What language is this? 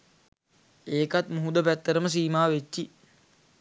Sinhala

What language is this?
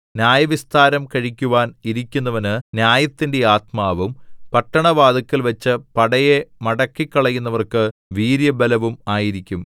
Malayalam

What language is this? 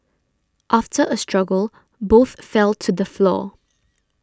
English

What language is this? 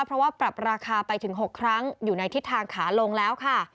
Thai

